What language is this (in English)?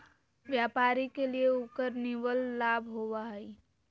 Magahi